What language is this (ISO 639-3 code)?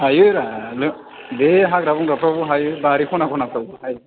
brx